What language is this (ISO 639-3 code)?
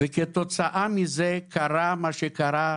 heb